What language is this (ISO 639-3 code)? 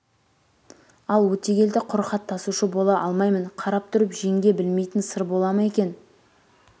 kaz